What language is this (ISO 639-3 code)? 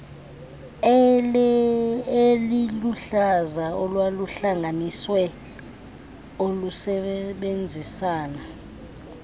xho